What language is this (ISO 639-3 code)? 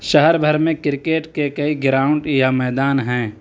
urd